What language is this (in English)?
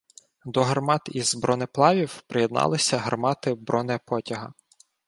Ukrainian